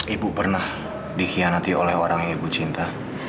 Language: Indonesian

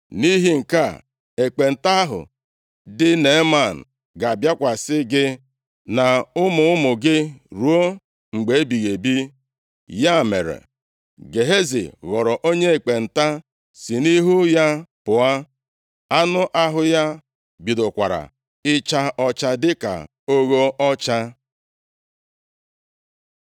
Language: Igbo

